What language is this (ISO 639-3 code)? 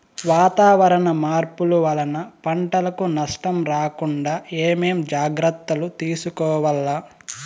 tel